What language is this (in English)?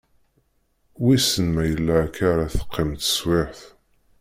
Kabyle